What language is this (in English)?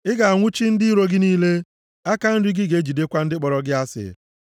Igbo